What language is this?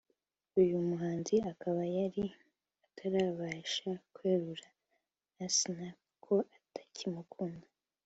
Kinyarwanda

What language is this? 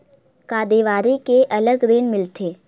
Chhattisgarhi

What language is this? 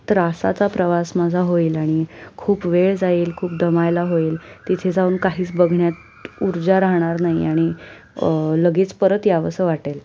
Marathi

